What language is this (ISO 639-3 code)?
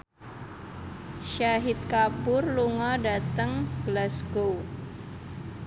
jav